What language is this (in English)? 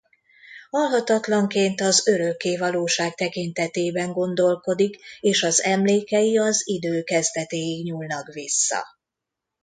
Hungarian